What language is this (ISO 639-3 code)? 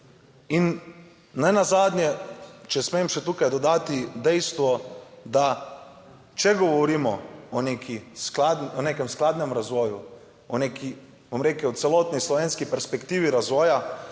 slv